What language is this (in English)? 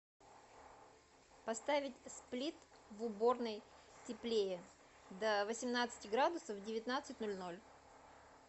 Russian